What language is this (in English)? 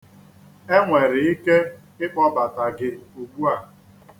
Igbo